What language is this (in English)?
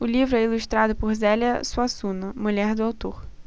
Portuguese